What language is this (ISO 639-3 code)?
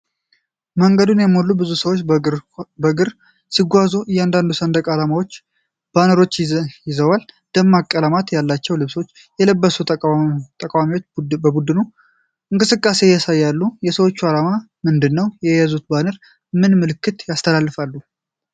amh